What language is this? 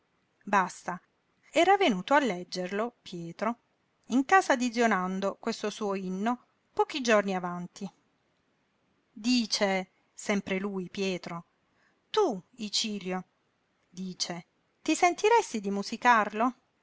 Italian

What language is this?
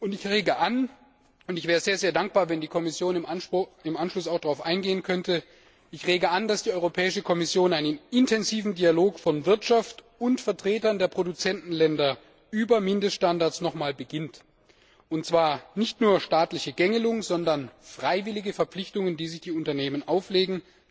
German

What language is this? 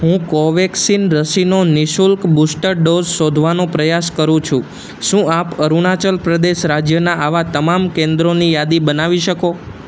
Gujarati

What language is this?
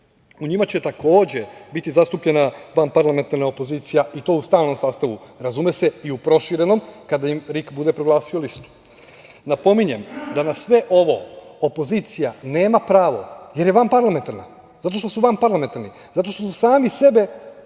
Serbian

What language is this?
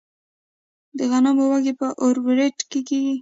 Pashto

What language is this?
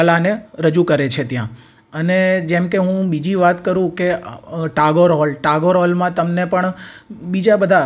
Gujarati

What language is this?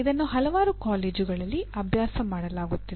Kannada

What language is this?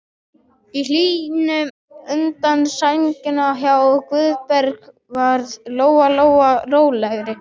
Icelandic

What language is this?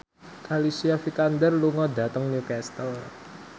Javanese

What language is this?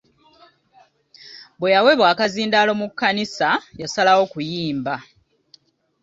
Ganda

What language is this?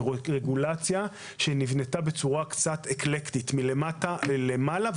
Hebrew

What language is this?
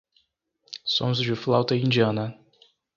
Portuguese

